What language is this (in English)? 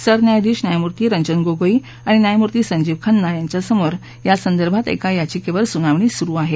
Marathi